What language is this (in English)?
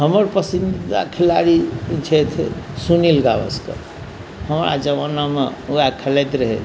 Maithili